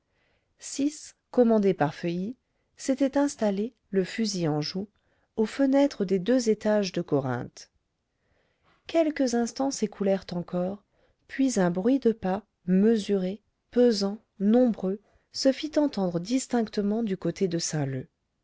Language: French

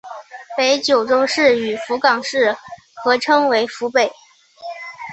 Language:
Chinese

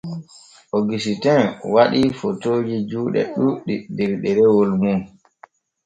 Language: Borgu Fulfulde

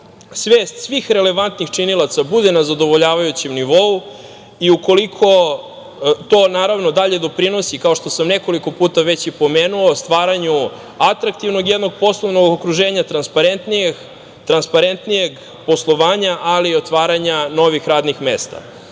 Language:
Serbian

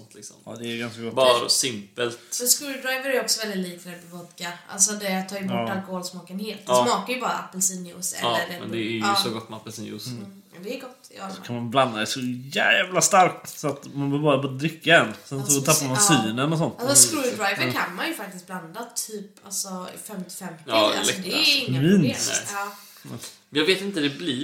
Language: Swedish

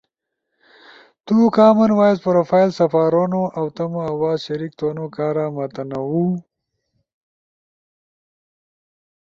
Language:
Ushojo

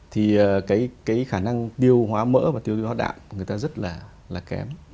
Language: Vietnamese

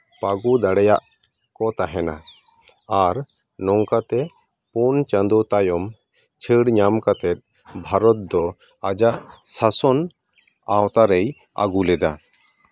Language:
Santali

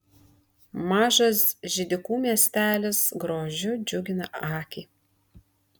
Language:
Lithuanian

